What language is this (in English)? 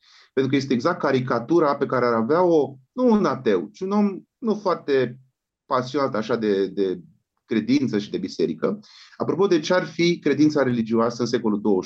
Romanian